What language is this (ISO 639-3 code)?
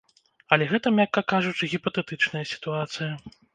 bel